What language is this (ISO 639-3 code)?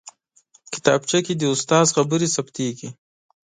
pus